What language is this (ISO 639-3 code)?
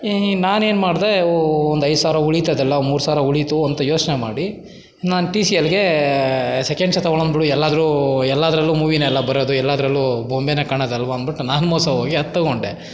kan